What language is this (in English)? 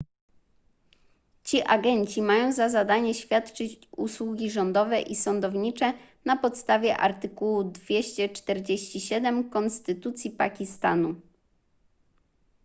Polish